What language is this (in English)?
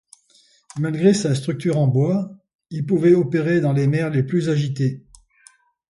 French